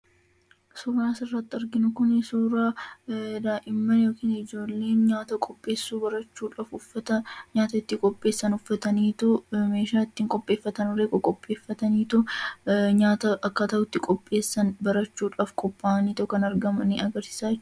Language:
Oromo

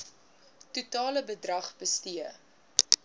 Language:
Afrikaans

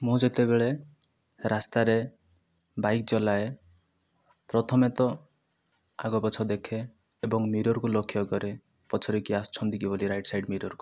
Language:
Odia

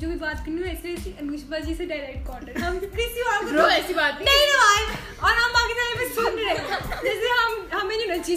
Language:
Urdu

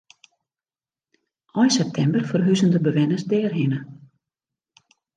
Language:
Western Frisian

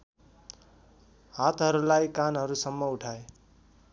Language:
Nepali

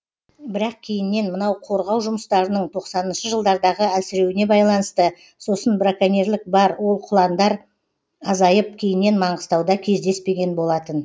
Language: Kazakh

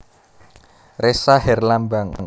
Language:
Javanese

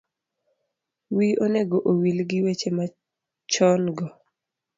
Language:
Luo (Kenya and Tanzania)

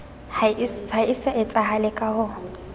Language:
Southern Sotho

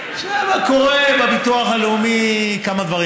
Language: Hebrew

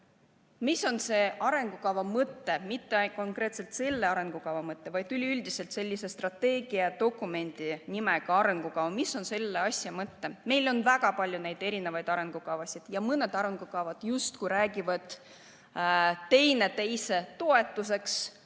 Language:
Estonian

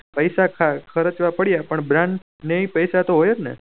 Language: Gujarati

